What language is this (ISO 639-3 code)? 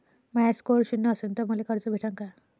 mar